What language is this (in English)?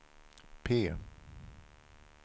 Swedish